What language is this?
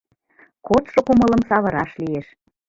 Mari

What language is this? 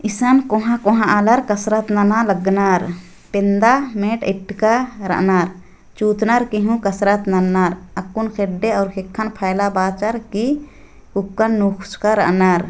Sadri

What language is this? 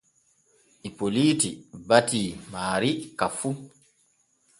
Borgu Fulfulde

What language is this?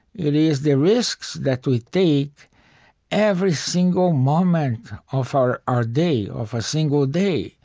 English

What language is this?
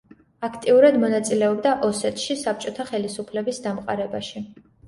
Georgian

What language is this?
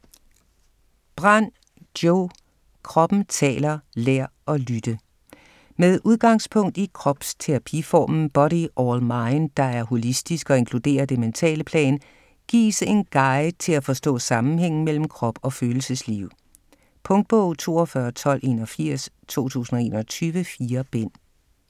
Danish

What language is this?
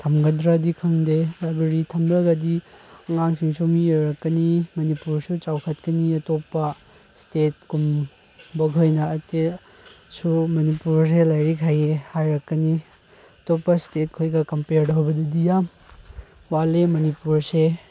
Manipuri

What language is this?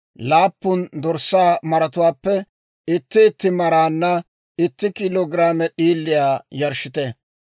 Dawro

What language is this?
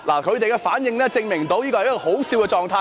Cantonese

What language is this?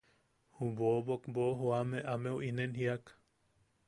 Yaqui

